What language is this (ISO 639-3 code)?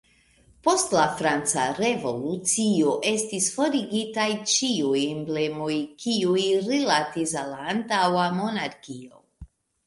epo